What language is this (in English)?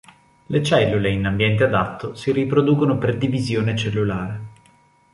Italian